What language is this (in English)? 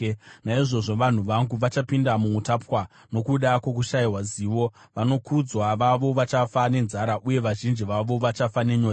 Shona